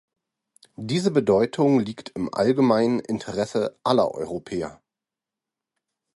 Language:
German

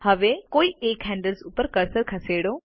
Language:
Gujarati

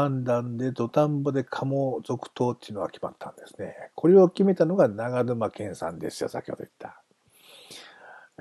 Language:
Japanese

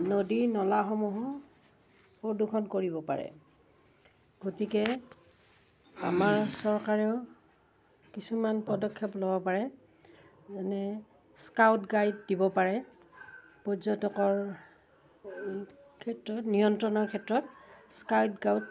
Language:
Assamese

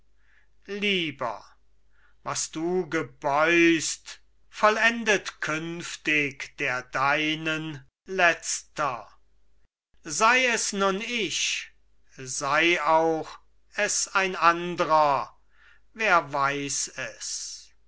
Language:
German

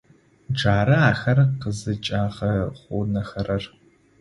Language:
Adyghe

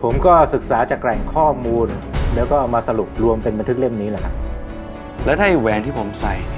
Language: Thai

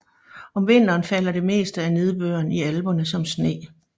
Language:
Danish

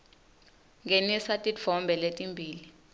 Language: Swati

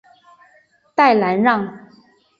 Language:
Chinese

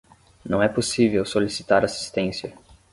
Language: Portuguese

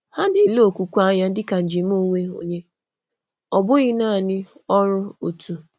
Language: Igbo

